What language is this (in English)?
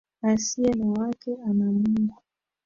Swahili